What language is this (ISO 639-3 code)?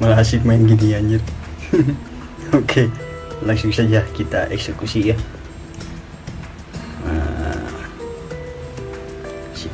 ind